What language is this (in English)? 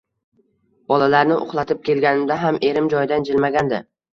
Uzbek